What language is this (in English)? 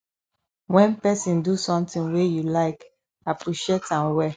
Nigerian Pidgin